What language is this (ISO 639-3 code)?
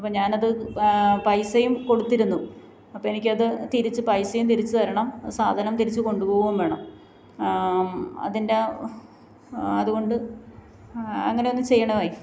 mal